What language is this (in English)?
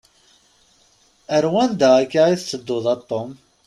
Kabyle